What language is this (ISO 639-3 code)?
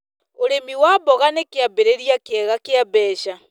kik